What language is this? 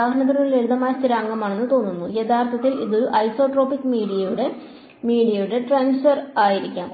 Malayalam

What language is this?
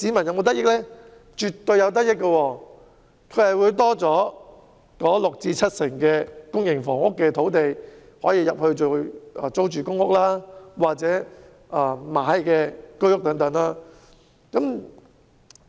Cantonese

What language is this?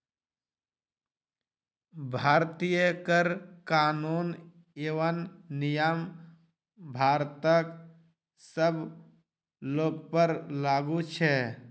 Maithili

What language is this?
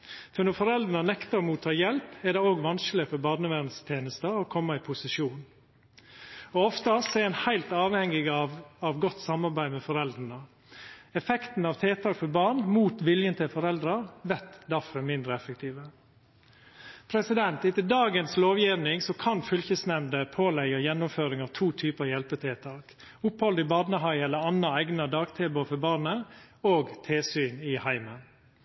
Norwegian Nynorsk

